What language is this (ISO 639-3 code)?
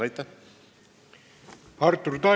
est